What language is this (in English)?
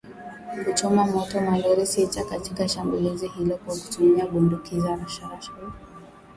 Swahili